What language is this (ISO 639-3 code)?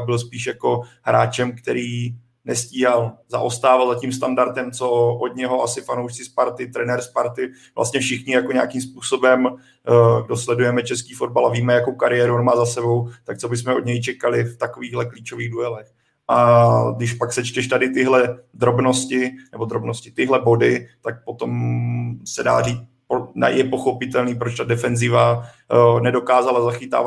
ces